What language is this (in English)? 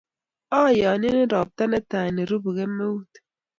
Kalenjin